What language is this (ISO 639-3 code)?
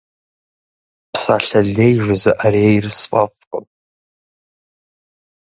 kbd